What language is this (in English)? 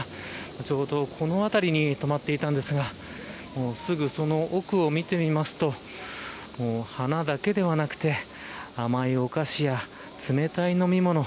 Japanese